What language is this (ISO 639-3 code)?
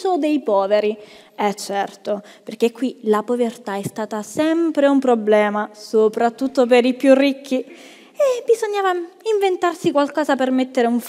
ita